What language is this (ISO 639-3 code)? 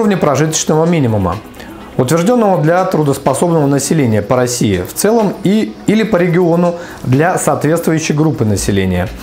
rus